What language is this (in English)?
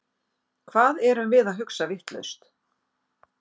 Icelandic